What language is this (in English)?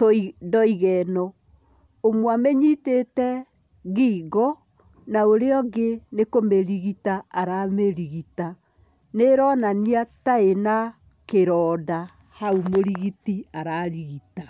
Kikuyu